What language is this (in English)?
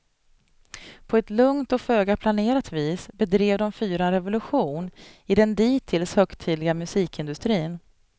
Swedish